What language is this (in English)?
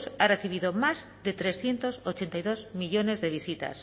Spanish